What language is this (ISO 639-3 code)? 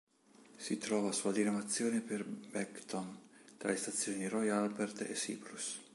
ita